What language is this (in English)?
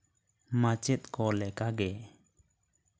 Santali